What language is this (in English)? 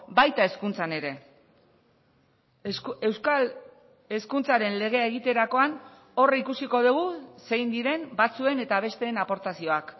Basque